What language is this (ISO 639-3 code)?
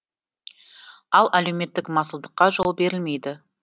kaz